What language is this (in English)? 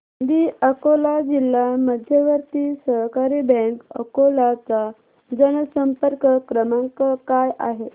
Marathi